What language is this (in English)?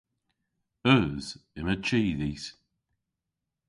Cornish